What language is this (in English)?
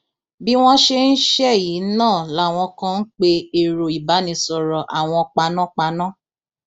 Yoruba